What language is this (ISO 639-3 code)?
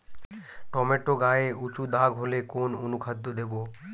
ben